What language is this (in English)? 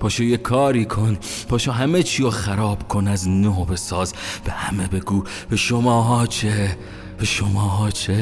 Persian